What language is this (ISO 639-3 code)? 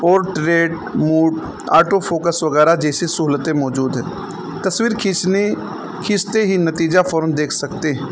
urd